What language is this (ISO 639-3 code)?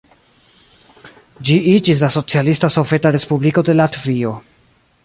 epo